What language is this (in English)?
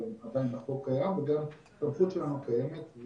Hebrew